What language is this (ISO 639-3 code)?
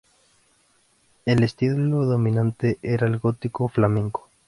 spa